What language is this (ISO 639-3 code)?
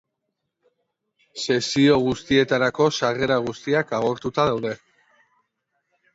eus